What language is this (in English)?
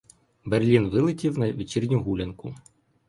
Ukrainian